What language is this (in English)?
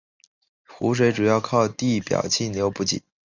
Chinese